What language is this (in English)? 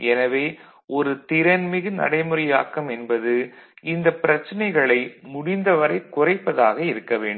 Tamil